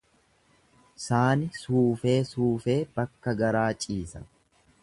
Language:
Oromo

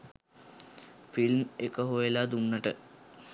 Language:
Sinhala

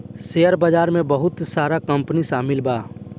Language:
Bhojpuri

